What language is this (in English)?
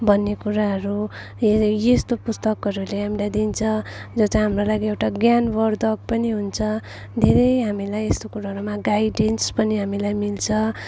Nepali